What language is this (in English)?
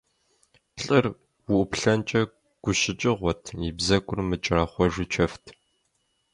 Kabardian